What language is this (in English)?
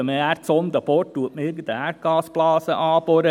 Swiss German